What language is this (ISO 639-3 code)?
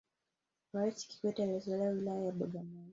swa